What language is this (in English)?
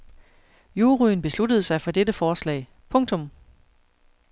Danish